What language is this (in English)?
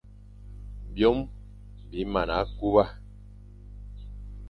Fang